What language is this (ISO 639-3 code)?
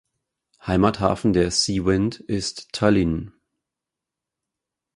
deu